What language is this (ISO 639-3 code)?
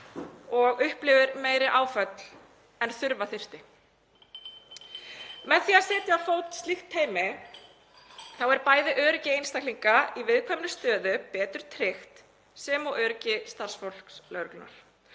isl